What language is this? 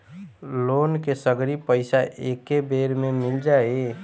Bhojpuri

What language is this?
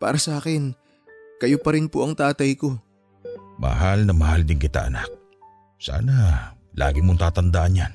Filipino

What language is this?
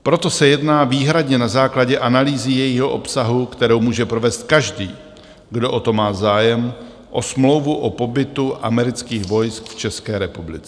Czech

